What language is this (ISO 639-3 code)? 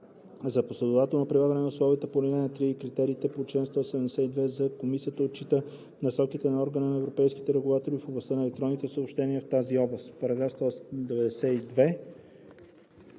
bul